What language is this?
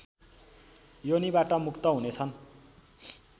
Nepali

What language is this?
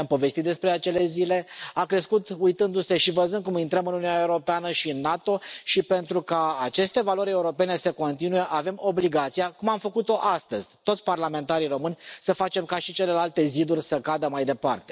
Romanian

